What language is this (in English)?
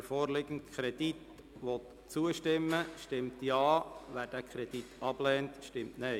Swiss German